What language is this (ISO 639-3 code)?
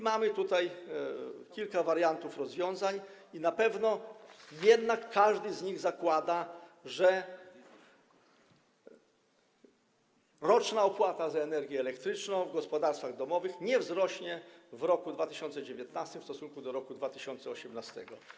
pol